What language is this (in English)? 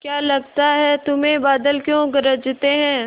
Hindi